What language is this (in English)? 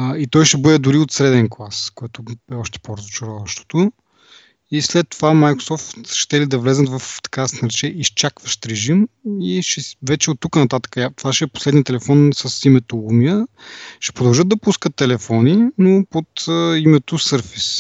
Bulgarian